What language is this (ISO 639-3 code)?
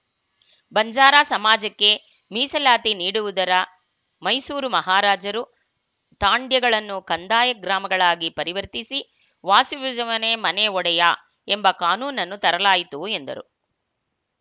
kan